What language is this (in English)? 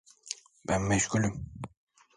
Turkish